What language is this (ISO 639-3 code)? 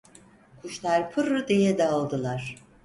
tur